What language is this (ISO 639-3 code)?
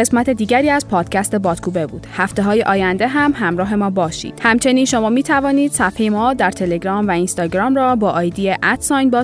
fas